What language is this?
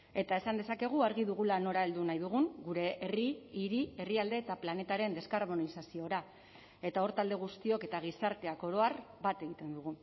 Basque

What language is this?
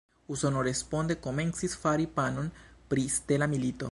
Esperanto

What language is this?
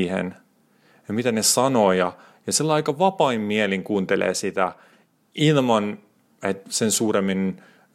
Finnish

